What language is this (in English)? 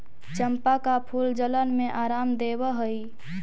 Magahi